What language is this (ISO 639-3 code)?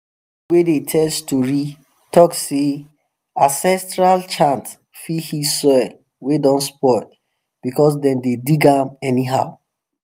pcm